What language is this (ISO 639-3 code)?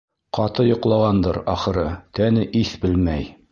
bak